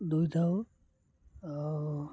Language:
Odia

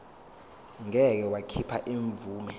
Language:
Zulu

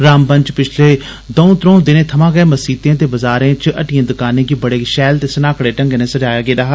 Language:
Dogri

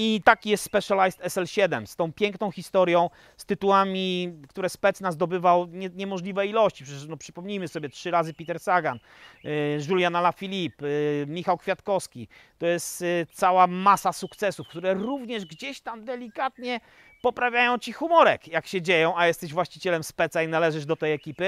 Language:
Polish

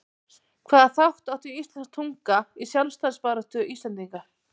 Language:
Icelandic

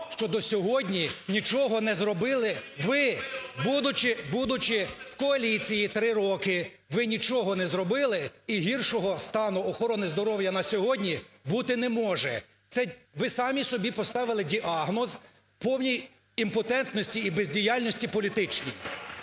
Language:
Ukrainian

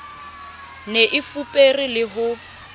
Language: Southern Sotho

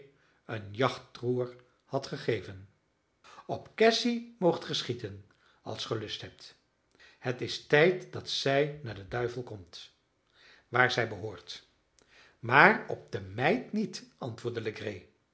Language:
Dutch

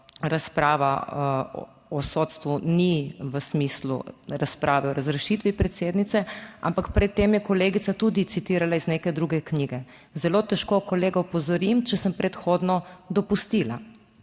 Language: Slovenian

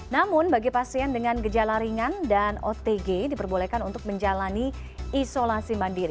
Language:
Indonesian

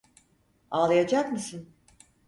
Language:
Turkish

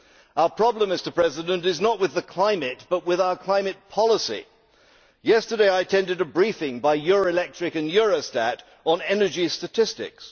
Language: English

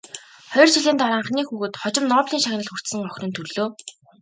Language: Mongolian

